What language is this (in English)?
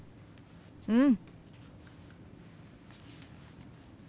Japanese